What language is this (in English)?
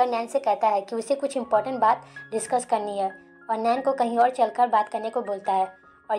Hindi